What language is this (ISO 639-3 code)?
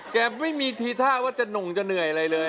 tha